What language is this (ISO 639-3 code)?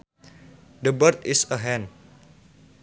sun